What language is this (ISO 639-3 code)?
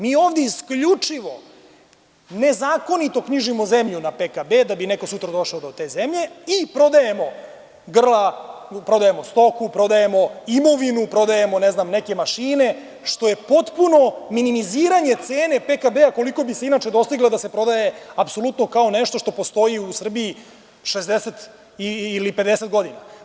srp